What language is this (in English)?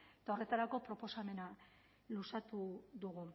Basque